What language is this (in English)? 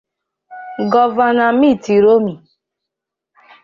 Igbo